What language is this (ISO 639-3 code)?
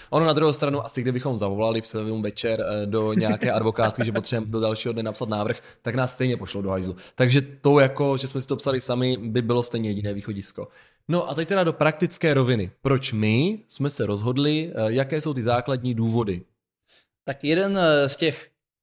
ces